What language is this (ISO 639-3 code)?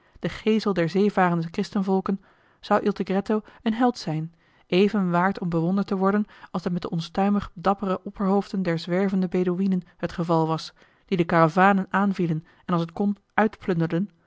nld